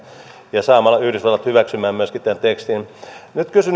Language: Finnish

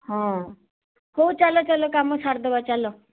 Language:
Odia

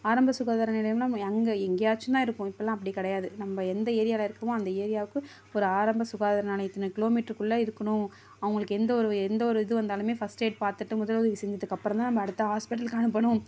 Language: Tamil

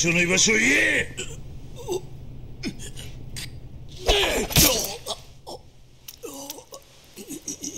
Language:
Japanese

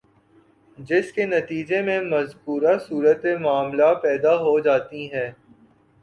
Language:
Urdu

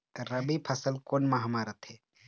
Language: Chhattisgarhi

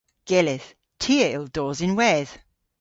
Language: Cornish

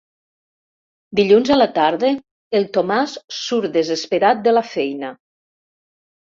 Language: Catalan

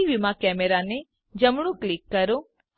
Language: Gujarati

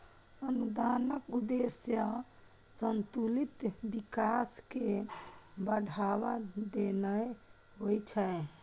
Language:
Maithili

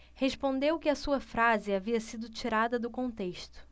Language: Portuguese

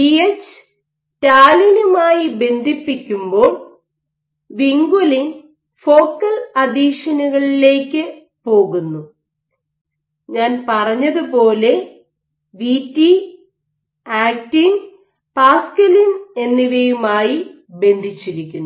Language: Malayalam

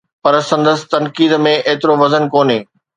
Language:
Sindhi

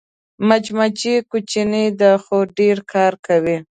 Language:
Pashto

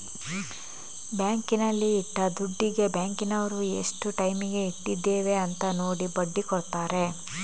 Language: Kannada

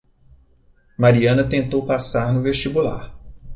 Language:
Portuguese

